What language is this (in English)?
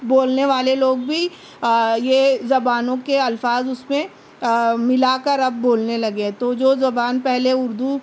Urdu